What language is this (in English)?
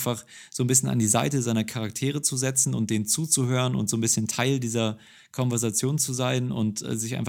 German